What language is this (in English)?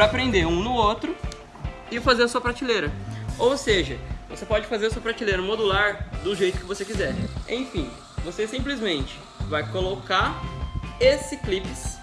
Portuguese